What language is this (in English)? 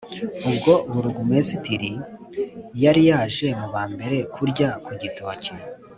Kinyarwanda